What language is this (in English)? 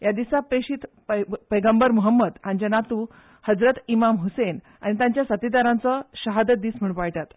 Konkani